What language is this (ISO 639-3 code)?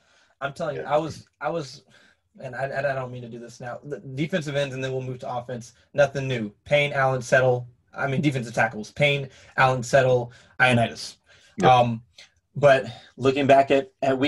eng